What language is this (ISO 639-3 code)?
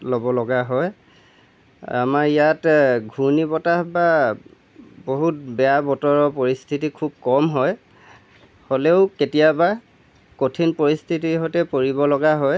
asm